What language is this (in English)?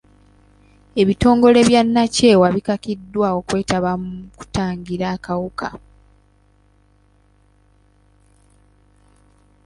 Ganda